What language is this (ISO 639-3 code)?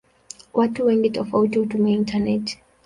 swa